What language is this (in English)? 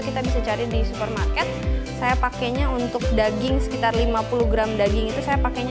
Indonesian